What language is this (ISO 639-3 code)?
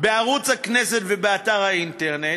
heb